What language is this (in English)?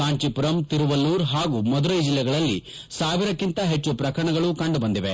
Kannada